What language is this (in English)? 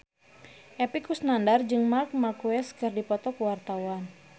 Sundanese